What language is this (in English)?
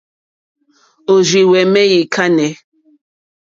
Mokpwe